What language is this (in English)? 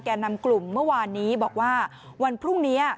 Thai